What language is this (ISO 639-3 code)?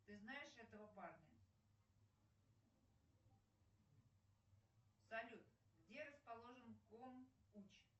rus